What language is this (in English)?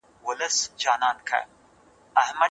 Pashto